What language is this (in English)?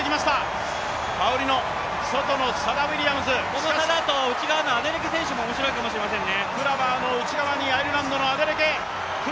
Japanese